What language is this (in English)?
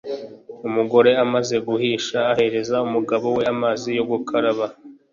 Kinyarwanda